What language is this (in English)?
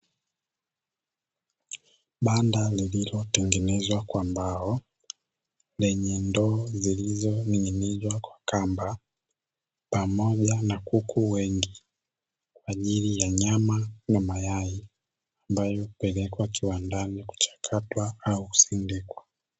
Swahili